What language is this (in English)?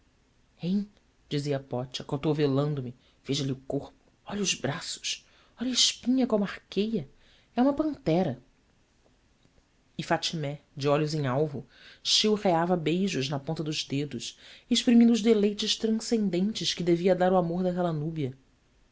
Portuguese